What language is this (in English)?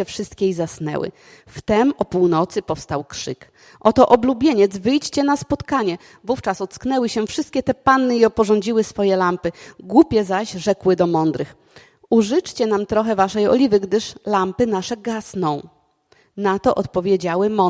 Polish